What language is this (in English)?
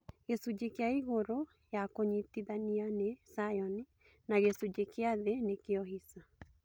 Kikuyu